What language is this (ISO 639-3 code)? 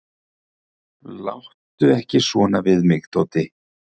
isl